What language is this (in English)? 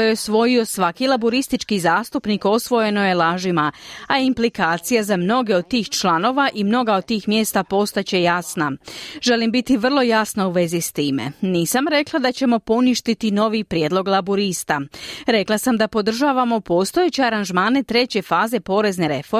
Croatian